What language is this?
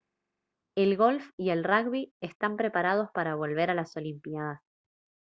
Spanish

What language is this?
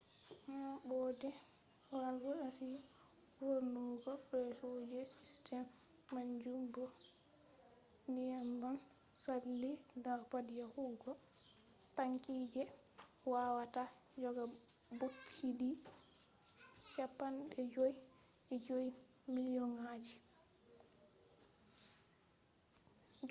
Fula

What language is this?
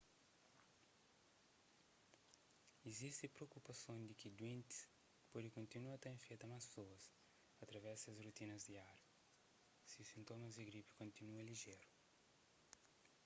Kabuverdianu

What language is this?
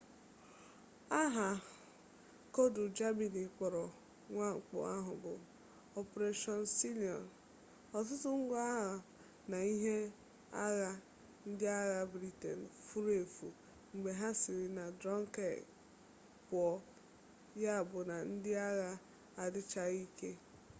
Igbo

